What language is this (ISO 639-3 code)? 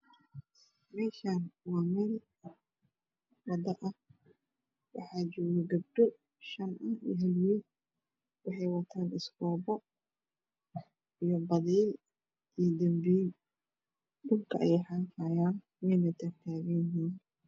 som